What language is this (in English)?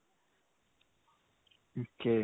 Punjabi